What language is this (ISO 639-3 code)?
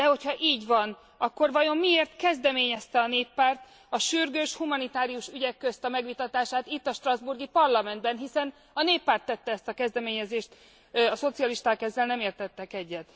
hun